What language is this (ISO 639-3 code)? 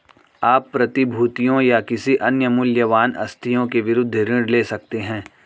hin